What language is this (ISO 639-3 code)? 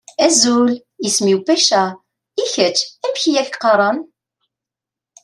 kab